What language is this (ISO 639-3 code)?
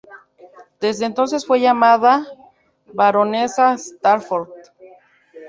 spa